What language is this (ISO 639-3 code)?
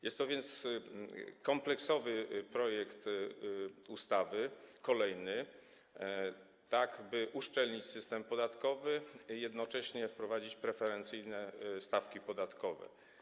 pol